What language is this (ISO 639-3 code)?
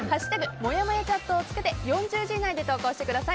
jpn